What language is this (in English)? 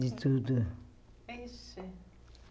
Portuguese